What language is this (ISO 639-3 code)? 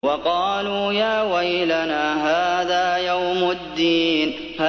ara